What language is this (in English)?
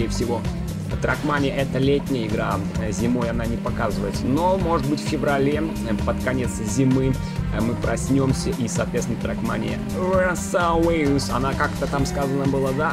Russian